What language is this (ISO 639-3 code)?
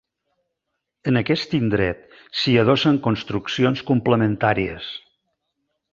cat